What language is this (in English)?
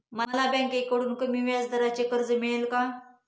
Marathi